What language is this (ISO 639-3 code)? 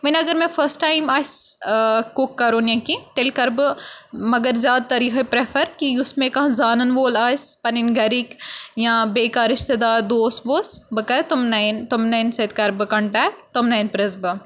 kas